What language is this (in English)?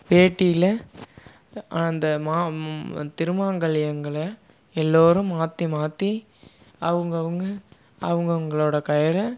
Tamil